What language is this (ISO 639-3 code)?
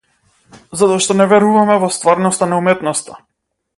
mkd